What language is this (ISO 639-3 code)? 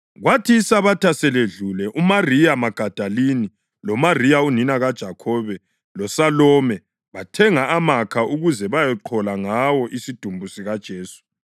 nde